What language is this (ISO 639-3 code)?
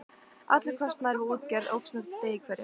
isl